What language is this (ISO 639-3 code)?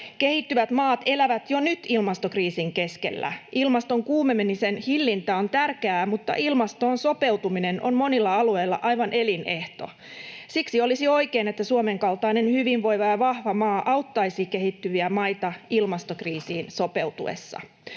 fin